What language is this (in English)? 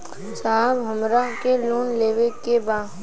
Bhojpuri